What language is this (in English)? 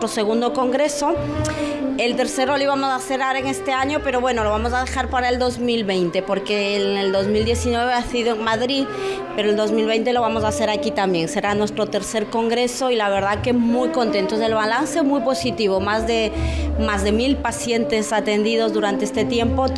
Spanish